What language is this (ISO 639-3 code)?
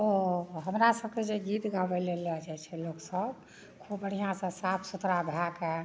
mai